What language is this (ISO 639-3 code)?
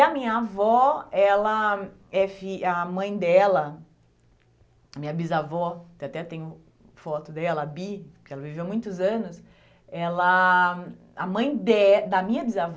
por